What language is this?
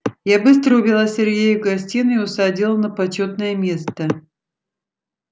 Russian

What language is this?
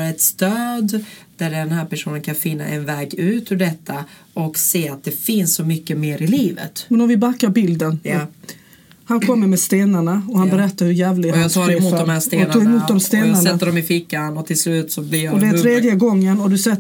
Swedish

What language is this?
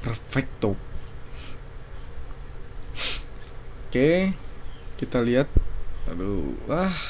Indonesian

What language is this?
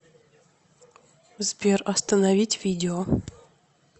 Russian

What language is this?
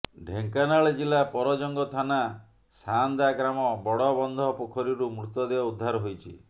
Odia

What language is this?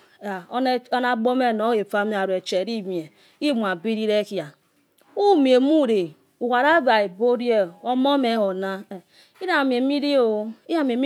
Yekhee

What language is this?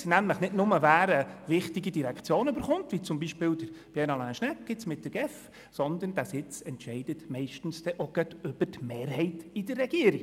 Swiss German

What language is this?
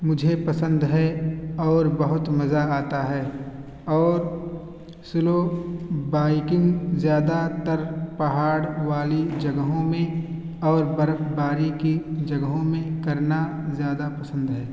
Urdu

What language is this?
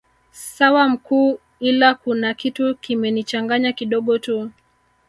Swahili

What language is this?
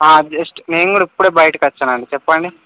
Telugu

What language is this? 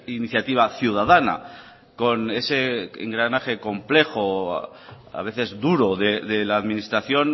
Spanish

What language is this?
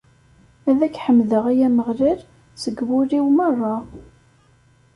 Kabyle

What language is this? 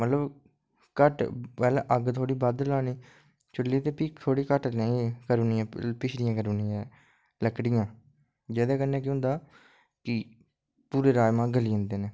Dogri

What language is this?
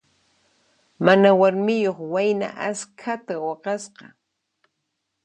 Puno Quechua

